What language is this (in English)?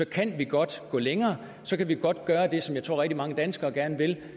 Danish